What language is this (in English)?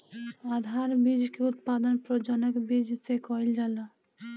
Bhojpuri